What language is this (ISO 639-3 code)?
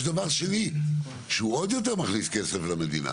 heb